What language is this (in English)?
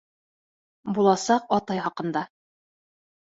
Bashkir